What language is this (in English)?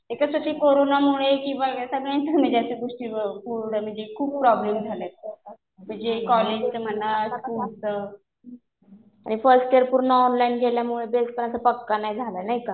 Marathi